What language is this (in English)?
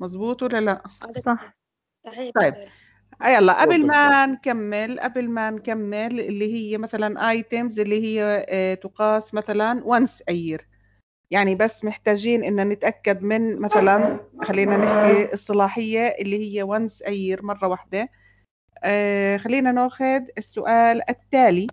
Arabic